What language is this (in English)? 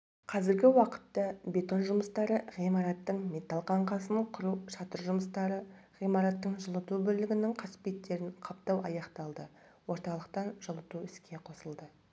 Kazakh